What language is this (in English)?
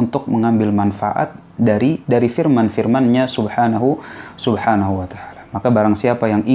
Indonesian